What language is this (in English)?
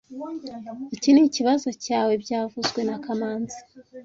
Kinyarwanda